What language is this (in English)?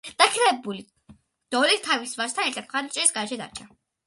Georgian